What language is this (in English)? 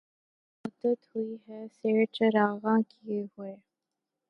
Urdu